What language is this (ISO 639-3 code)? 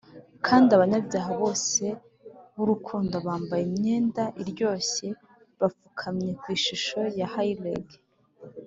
kin